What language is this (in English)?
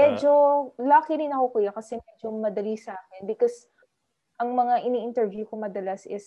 Filipino